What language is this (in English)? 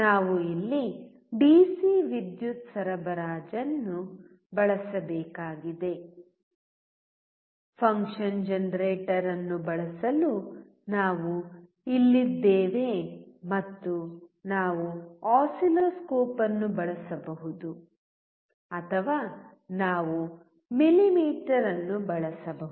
Kannada